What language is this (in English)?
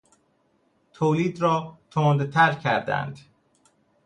Persian